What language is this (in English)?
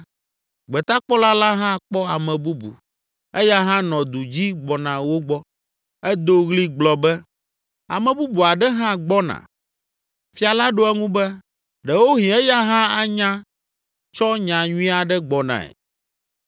Ewe